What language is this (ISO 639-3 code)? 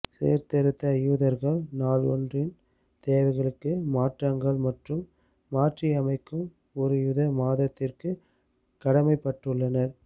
tam